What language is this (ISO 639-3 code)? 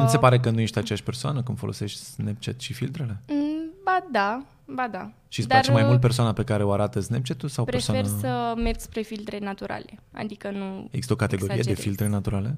ron